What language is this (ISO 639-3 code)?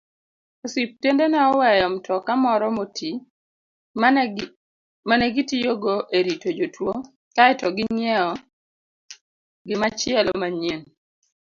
luo